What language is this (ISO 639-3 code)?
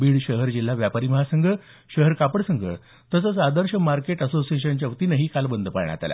mar